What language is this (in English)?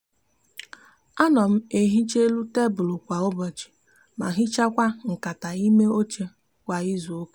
Igbo